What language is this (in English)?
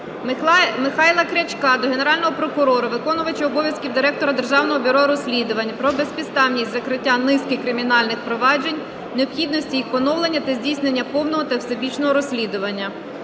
Ukrainian